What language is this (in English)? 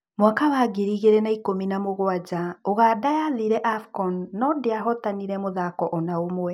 Kikuyu